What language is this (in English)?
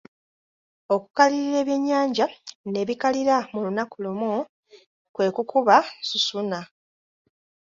Ganda